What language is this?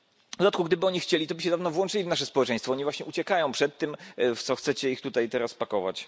Polish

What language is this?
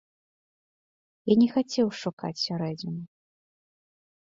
Belarusian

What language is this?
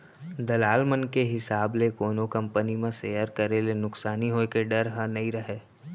Chhattisgarhi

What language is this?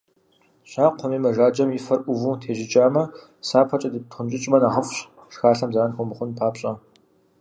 Kabardian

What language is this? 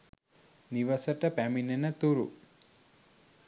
Sinhala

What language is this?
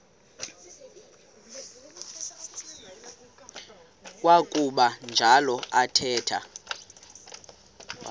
Xhosa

